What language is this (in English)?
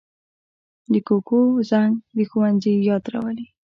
Pashto